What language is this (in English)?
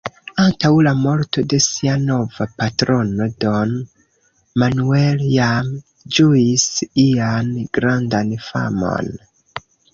Esperanto